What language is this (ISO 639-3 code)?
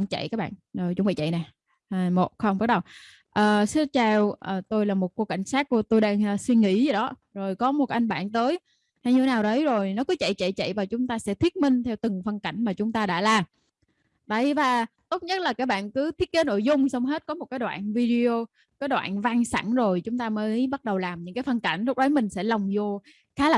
vie